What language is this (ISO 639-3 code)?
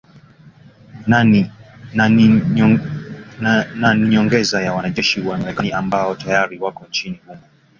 swa